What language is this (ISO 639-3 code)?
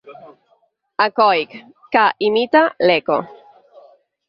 cat